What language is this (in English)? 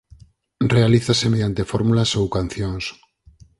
Galician